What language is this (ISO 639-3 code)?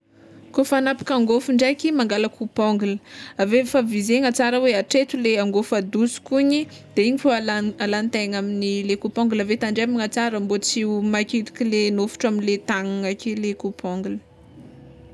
xmw